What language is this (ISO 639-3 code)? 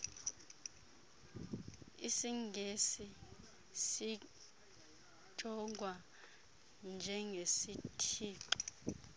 xho